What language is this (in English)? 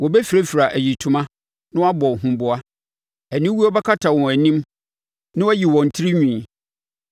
Akan